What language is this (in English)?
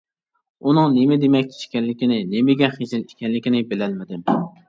Uyghur